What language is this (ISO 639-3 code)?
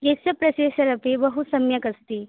san